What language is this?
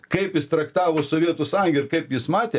Lithuanian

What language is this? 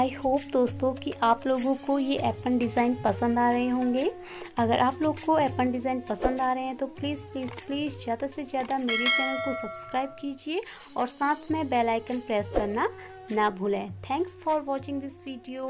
Hindi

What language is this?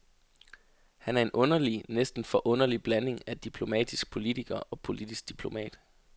Danish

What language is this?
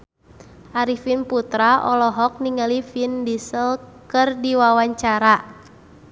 Sundanese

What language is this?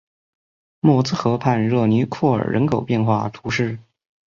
Chinese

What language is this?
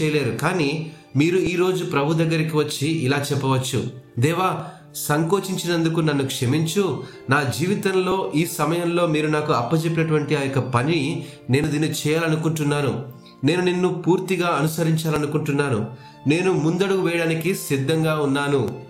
Telugu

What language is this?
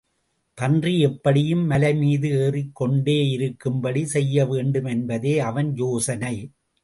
Tamil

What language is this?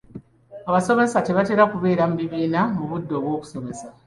Ganda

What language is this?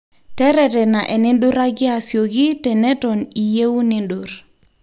Masai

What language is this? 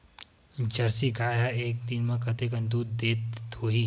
Chhattisgarhi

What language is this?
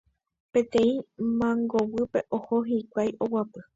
Guarani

